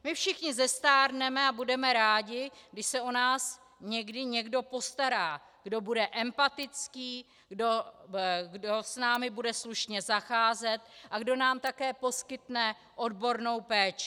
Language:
Czech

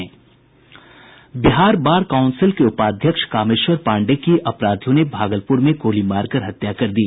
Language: Hindi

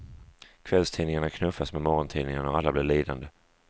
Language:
Swedish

